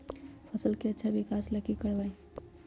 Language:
Magahi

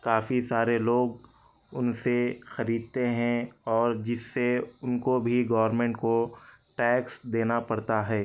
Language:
Urdu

